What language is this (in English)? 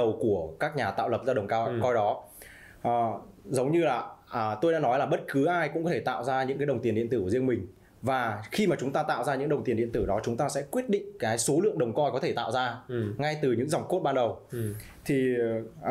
Vietnamese